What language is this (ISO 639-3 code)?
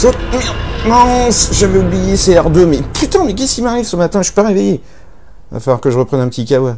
fra